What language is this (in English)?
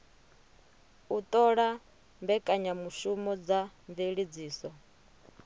Venda